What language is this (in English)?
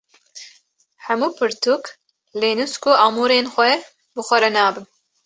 Kurdish